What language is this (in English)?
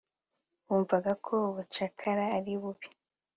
Kinyarwanda